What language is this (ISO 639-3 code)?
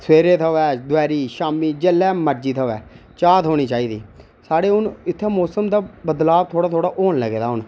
doi